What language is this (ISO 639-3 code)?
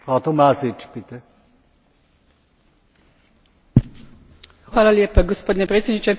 hrv